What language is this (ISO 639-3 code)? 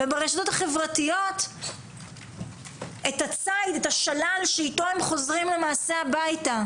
heb